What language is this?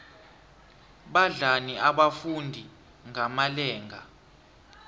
South Ndebele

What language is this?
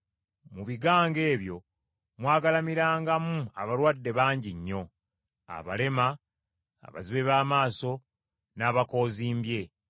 Ganda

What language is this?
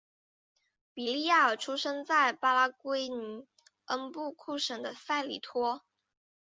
Chinese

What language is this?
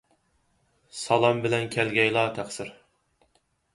Uyghur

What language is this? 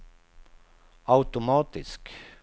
Swedish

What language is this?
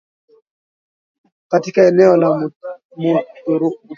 Swahili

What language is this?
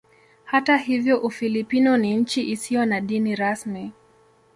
Swahili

